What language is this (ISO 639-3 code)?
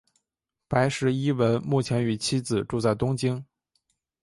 zho